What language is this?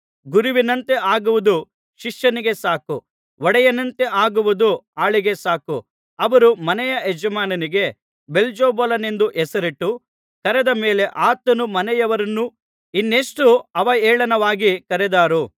Kannada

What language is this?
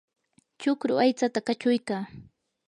Yanahuanca Pasco Quechua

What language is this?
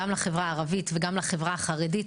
Hebrew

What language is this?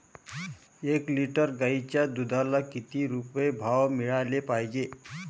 Marathi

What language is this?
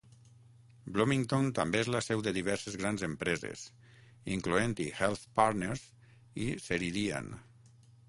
Catalan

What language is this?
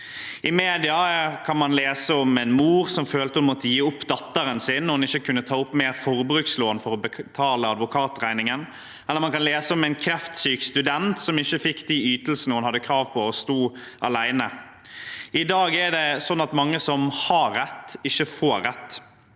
Norwegian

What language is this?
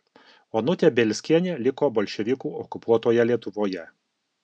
Lithuanian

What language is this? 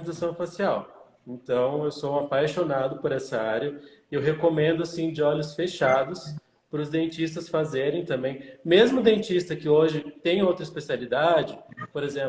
Portuguese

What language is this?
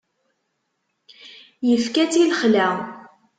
Kabyle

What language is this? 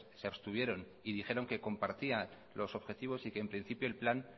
Spanish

